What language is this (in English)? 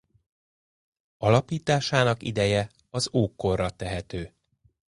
Hungarian